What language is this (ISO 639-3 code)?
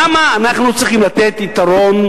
heb